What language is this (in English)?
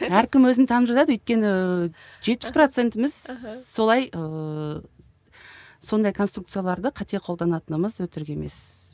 Kazakh